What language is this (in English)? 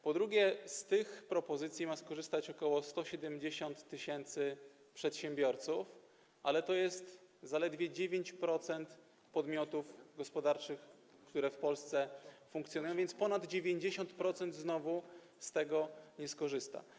Polish